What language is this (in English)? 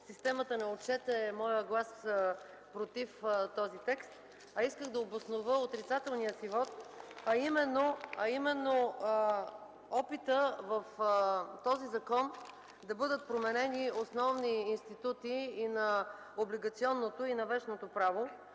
Bulgarian